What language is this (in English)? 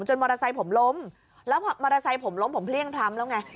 Thai